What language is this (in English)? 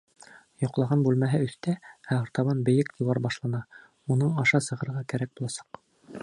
Bashkir